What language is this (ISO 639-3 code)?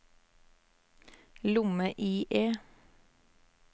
nor